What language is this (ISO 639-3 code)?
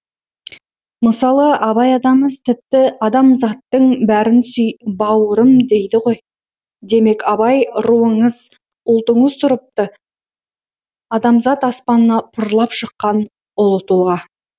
kaz